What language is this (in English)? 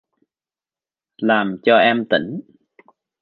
Vietnamese